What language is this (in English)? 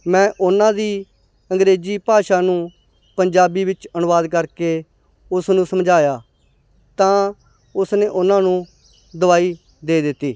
Punjabi